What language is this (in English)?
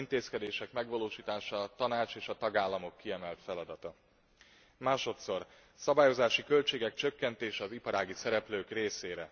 Hungarian